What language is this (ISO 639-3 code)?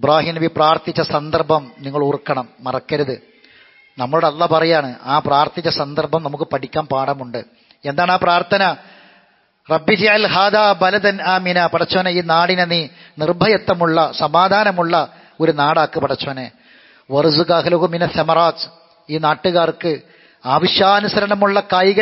ara